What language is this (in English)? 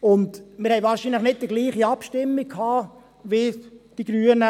Swiss German